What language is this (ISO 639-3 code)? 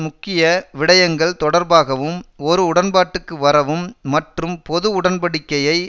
tam